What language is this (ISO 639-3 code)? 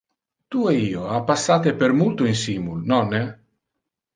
ina